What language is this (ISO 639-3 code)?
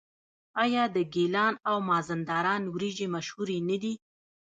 pus